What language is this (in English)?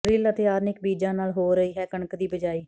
Punjabi